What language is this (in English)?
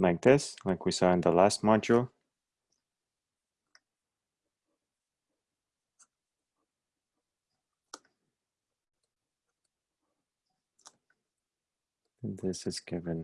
English